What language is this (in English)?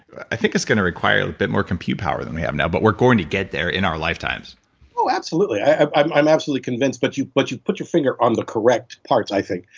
English